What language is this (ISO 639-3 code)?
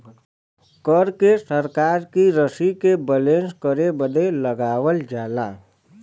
bho